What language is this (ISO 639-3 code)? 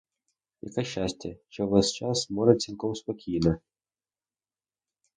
ukr